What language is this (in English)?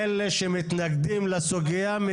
Hebrew